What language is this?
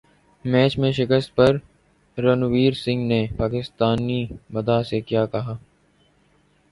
Urdu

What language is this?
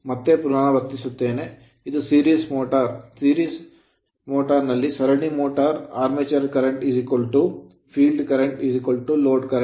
Kannada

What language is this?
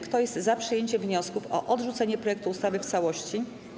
Polish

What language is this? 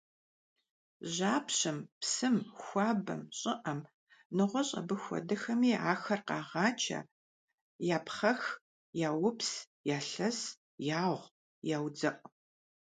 Kabardian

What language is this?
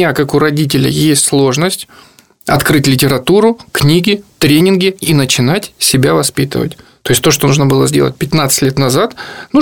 Russian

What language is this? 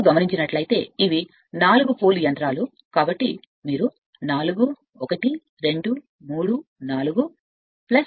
Telugu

